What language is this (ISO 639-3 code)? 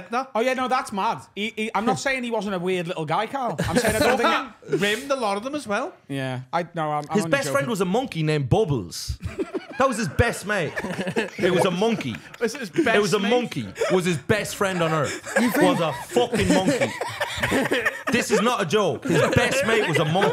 eng